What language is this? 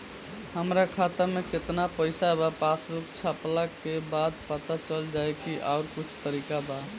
Bhojpuri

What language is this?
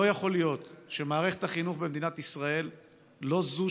Hebrew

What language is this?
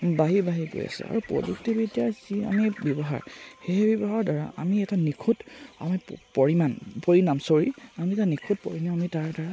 Assamese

